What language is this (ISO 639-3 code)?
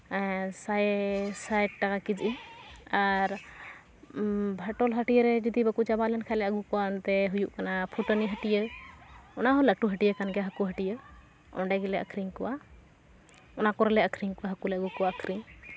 sat